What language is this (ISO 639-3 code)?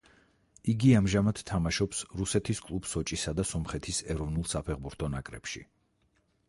kat